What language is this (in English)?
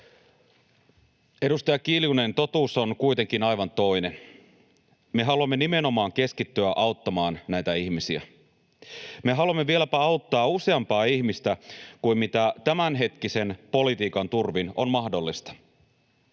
Finnish